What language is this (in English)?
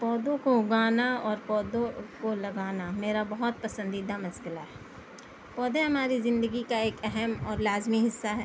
Urdu